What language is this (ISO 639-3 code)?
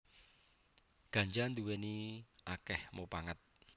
jav